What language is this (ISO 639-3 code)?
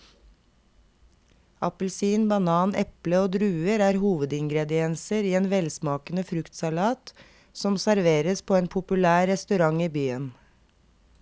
nor